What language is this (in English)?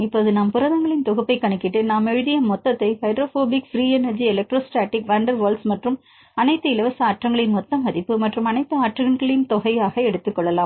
Tamil